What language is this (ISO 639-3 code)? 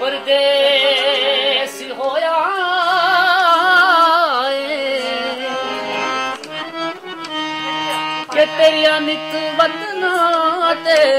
pan